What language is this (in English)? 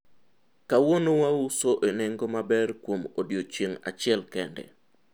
Luo (Kenya and Tanzania)